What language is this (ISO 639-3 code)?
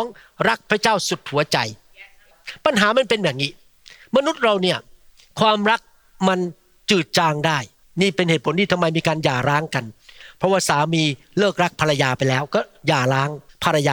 tha